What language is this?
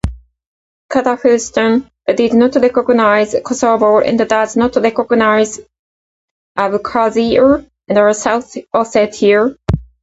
English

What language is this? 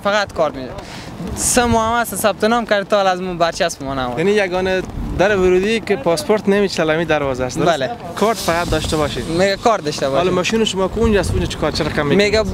Persian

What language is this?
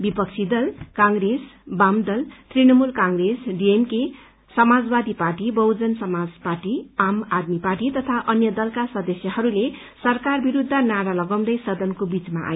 Nepali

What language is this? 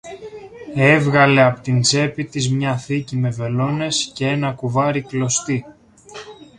Greek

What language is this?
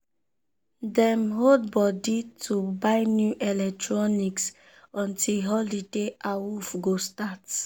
Nigerian Pidgin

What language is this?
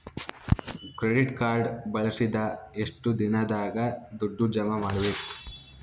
Kannada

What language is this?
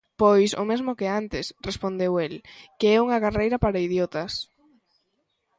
Galician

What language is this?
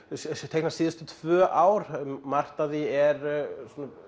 Icelandic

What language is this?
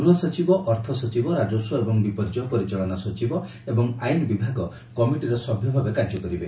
Odia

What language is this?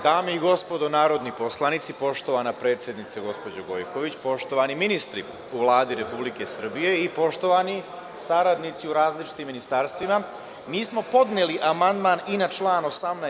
Serbian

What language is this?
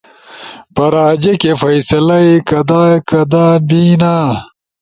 Ushojo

